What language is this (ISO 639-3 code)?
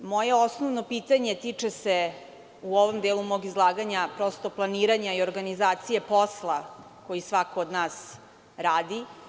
srp